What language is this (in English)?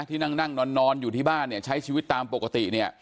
Thai